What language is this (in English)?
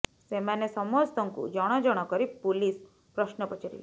Odia